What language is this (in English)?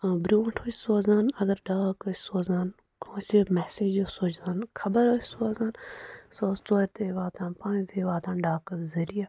Kashmiri